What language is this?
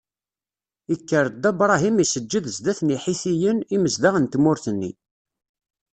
Kabyle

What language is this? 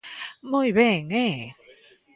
Galician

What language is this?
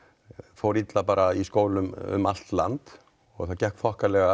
Icelandic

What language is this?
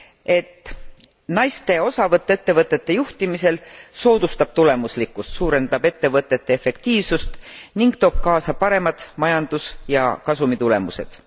Estonian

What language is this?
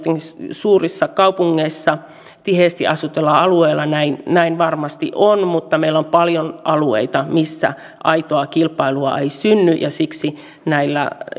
Finnish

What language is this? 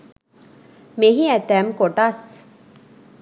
Sinhala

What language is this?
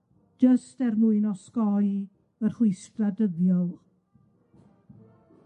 Welsh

